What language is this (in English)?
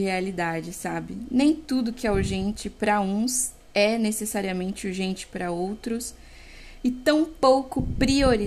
Portuguese